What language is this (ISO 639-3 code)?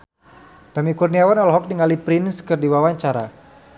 sun